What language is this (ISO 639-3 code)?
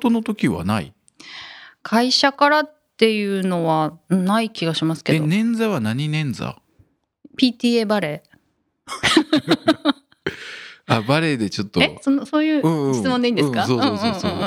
jpn